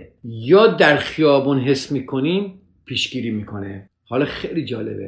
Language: Persian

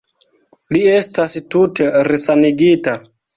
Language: Esperanto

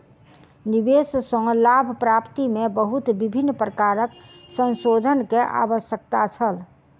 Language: Maithili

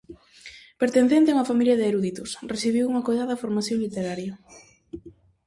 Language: Galician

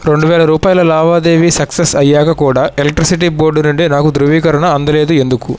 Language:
Telugu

